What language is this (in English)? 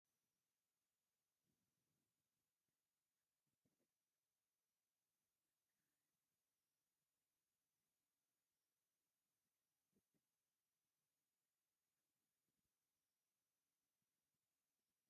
Tigrinya